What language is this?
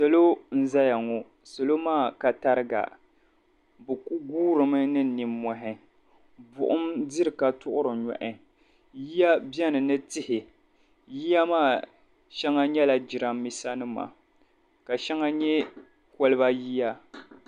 Dagbani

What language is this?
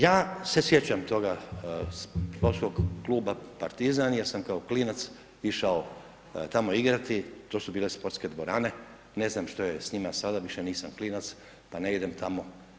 Croatian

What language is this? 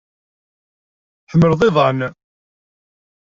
Kabyle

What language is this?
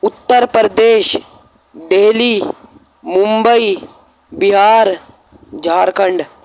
Urdu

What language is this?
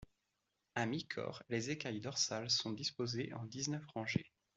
French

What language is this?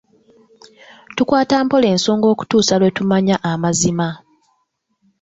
Ganda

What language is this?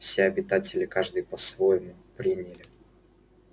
Russian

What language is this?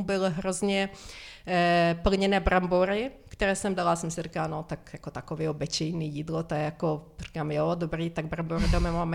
Czech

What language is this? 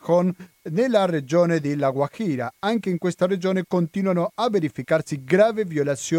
Italian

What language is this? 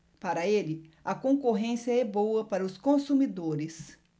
Portuguese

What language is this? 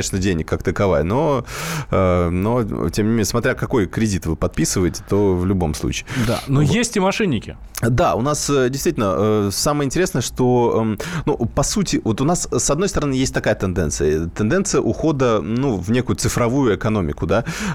Russian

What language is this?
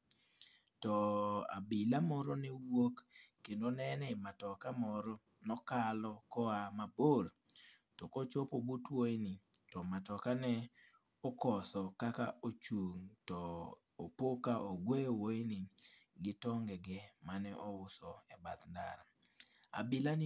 Luo (Kenya and Tanzania)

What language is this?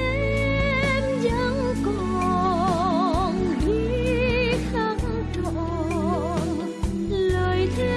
Vietnamese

